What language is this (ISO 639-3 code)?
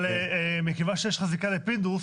heb